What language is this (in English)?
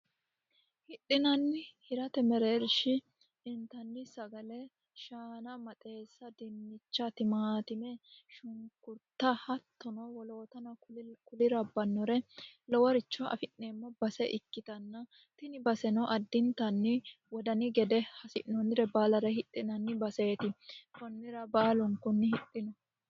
Sidamo